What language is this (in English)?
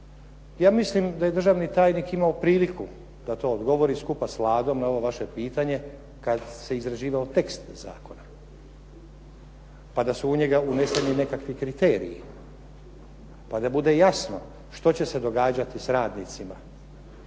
Croatian